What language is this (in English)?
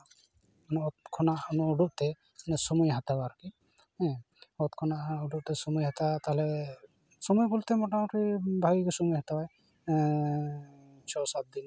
Santali